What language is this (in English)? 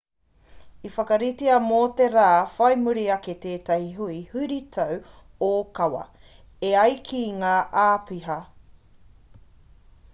Māori